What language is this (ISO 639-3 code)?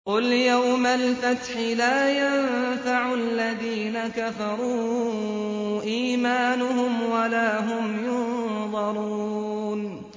ara